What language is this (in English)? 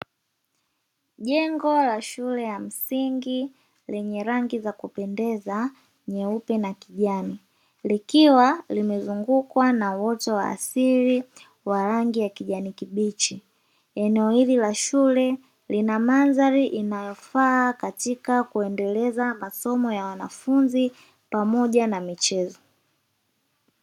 Swahili